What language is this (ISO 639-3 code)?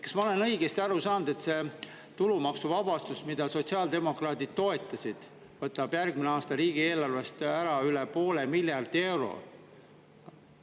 est